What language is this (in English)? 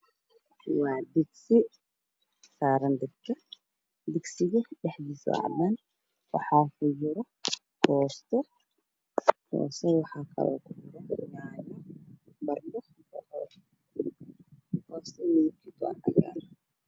Somali